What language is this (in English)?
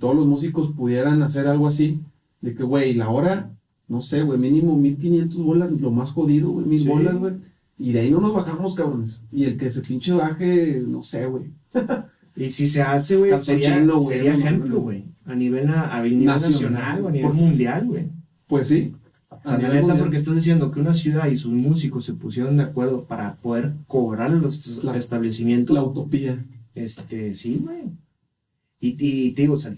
Spanish